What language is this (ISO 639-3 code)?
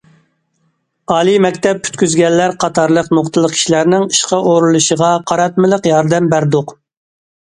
uig